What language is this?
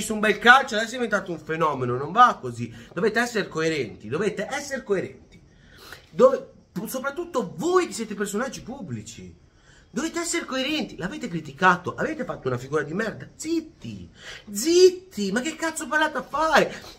Italian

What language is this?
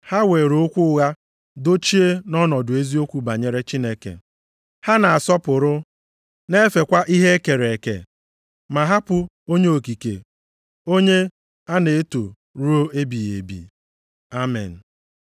Igbo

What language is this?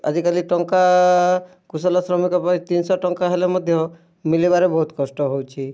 Odia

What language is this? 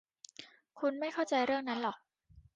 Thai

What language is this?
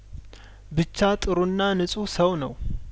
Amharic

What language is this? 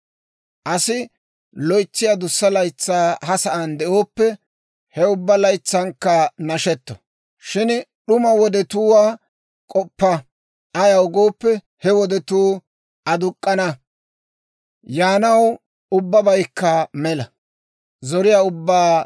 Dawro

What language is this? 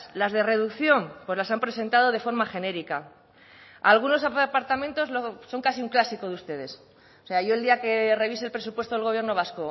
Spanish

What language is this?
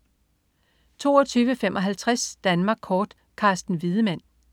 Danish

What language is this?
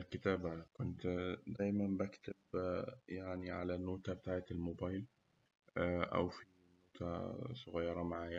Egyptian Arabic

